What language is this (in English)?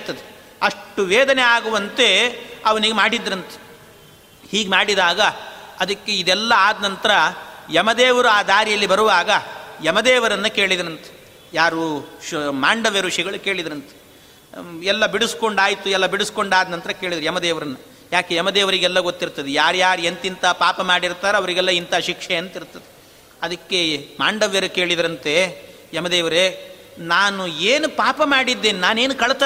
Kannada